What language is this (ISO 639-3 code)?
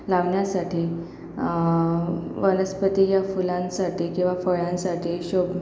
mar